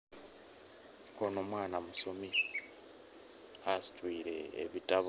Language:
Soga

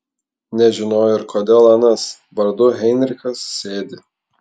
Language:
Lithuanian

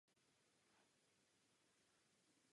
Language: Czech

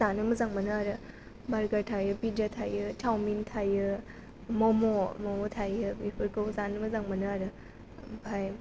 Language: Bodo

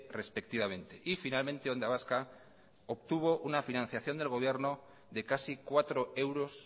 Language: Spanish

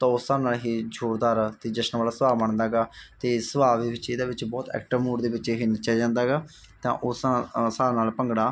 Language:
Punjabi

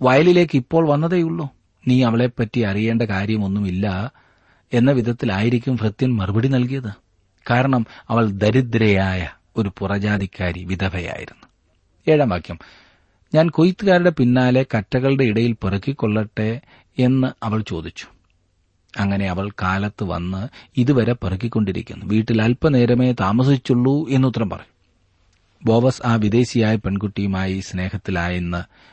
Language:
Malayalam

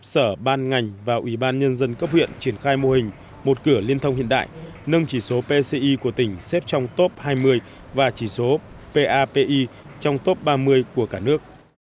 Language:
Vietnamese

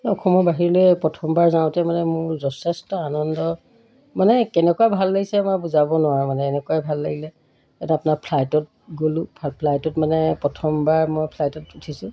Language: Assamese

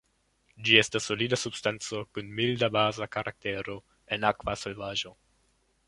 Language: Esperanto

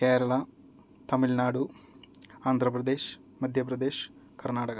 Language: Sanskrit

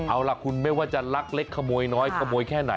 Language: Thai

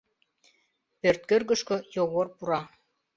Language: Mari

